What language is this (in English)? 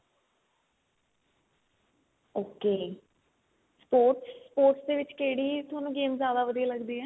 Punjabi